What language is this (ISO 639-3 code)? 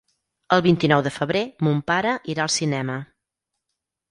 cat